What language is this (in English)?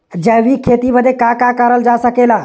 Bhojpuri